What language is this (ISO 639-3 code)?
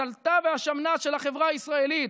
heb